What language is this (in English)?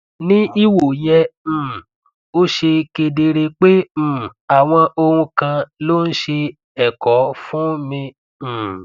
Yoruba